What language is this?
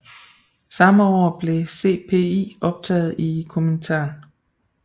Danish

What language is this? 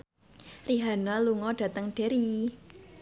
Javanese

